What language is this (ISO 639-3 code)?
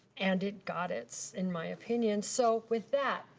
eng